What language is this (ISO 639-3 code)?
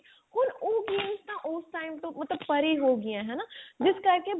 pan